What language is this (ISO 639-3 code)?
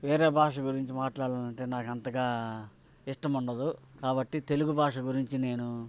tel